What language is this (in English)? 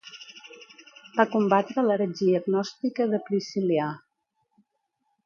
Catalan